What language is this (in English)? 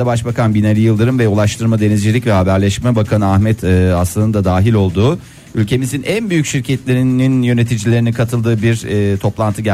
Turkish